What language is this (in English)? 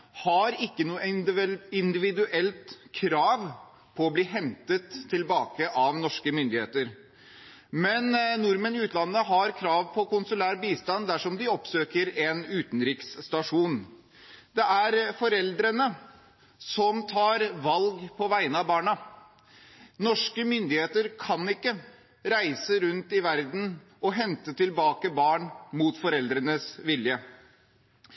Norwegian Bokmål